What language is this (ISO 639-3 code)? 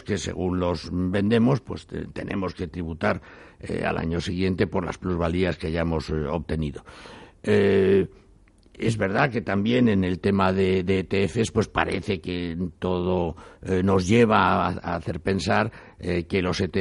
spa